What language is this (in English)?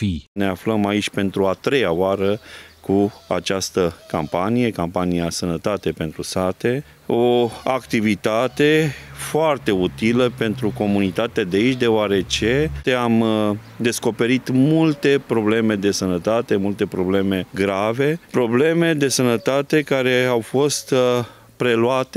Romanian